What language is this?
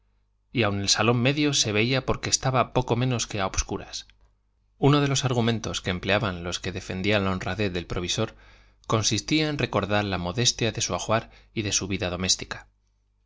Spanish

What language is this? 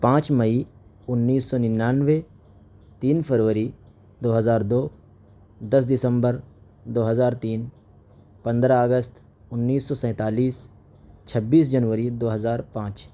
Urdu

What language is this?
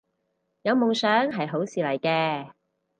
Cantonese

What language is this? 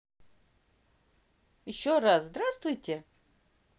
Russian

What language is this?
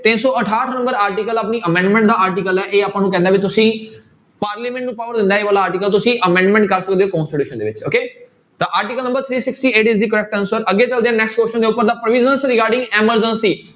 Punjabi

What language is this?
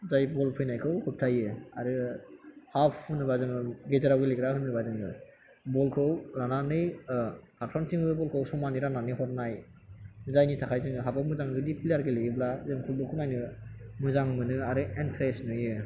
Bodo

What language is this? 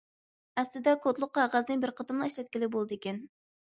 Uyghur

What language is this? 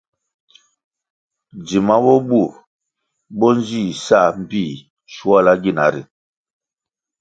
Kwasio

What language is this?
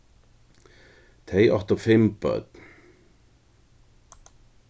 Faroese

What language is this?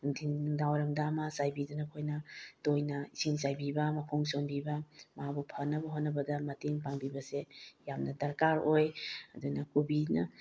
Manipuri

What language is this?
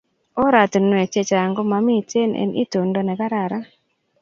Kalenjin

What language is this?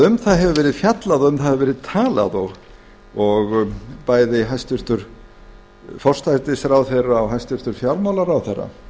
Icelandic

